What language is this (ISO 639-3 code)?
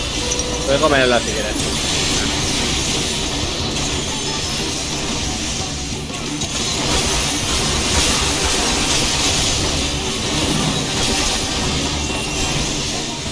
spa